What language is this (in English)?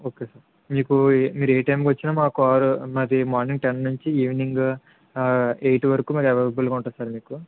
Telugu